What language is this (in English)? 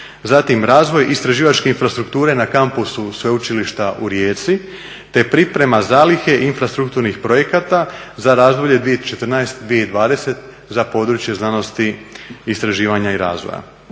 Croatian